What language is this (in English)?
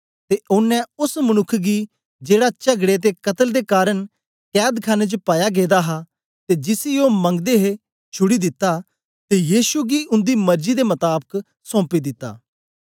Dogri